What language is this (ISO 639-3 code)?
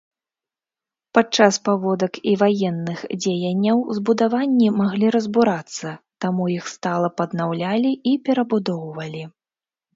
bel